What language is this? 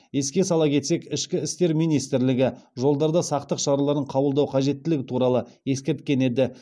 Kazakh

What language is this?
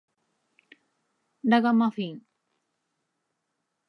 Japanese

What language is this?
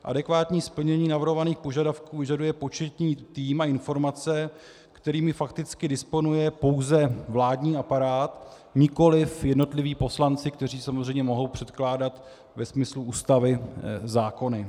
Czech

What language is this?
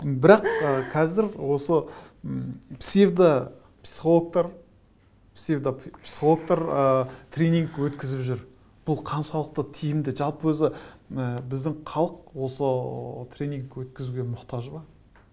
Kazakh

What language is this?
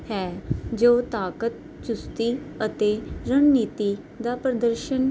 Punjabi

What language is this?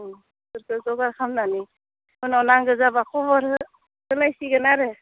Bodo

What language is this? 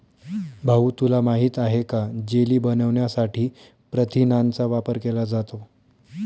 Marathi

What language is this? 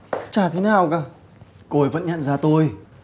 Vietnamese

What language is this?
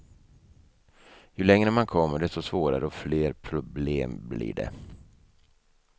Swedish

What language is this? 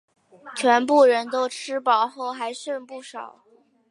Chinese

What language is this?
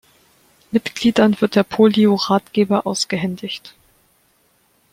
German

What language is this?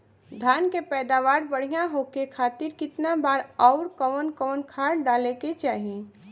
Bhojpuri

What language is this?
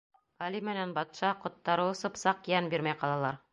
Bashkir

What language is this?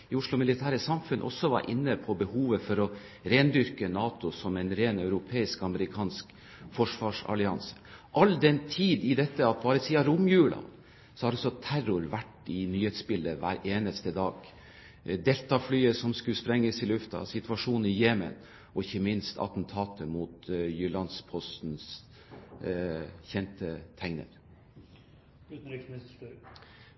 Norwegian Bokmål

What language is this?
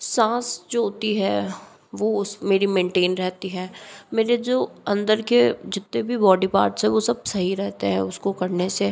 Hindi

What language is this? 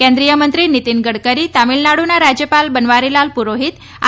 Gujarati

